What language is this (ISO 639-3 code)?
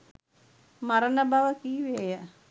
sin